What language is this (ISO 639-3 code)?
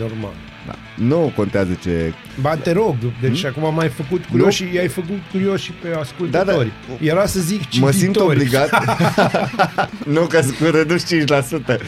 ron